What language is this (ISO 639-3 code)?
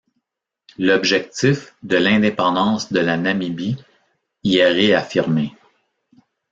fra